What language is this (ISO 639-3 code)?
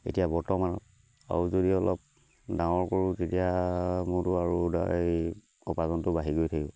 asm